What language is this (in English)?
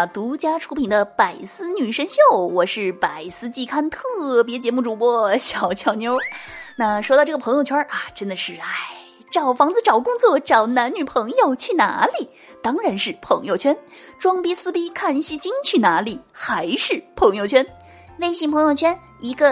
Chinese